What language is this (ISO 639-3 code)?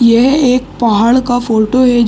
hin